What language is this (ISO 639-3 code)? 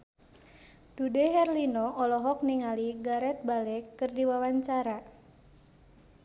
sun